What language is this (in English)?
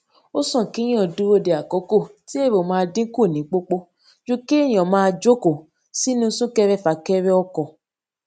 Yoruba